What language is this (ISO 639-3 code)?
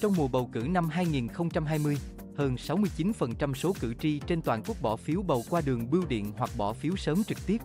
vie